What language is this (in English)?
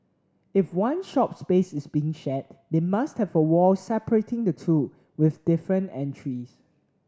English